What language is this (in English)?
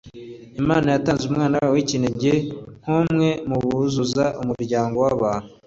Kinyarwanda